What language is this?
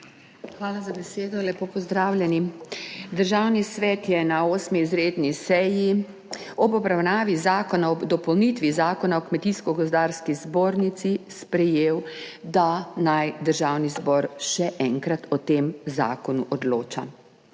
Slovenian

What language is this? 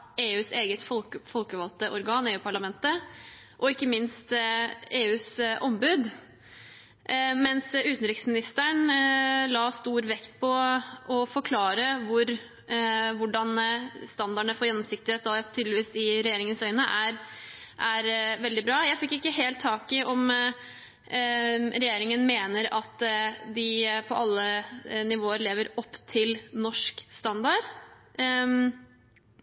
Norwegian Bokmål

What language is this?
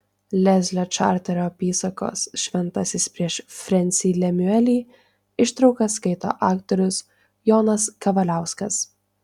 Lithuanian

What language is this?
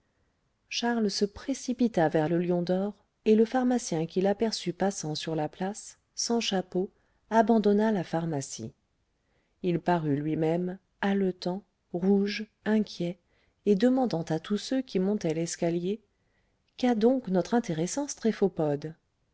French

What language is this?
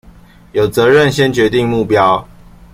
Chinese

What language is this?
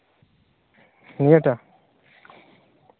Santali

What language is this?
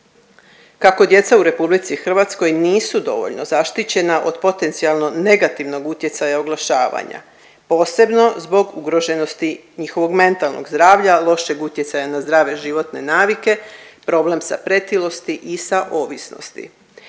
Croatian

